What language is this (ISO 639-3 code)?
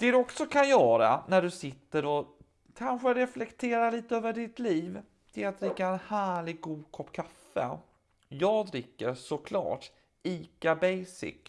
swe